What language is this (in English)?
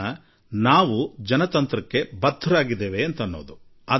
Kannada